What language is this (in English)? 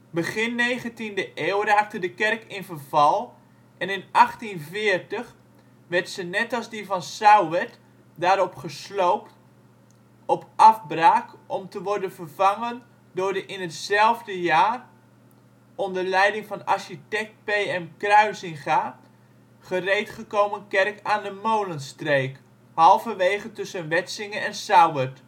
Dutch